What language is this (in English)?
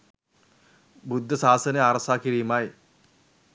Sinhala